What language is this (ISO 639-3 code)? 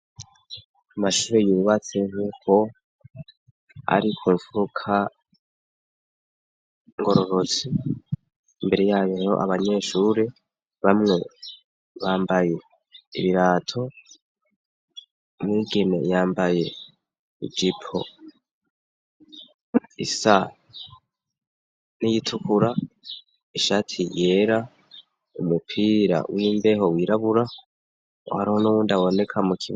run